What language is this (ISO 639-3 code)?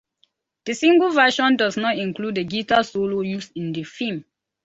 eng